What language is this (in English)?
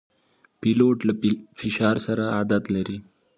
Pashto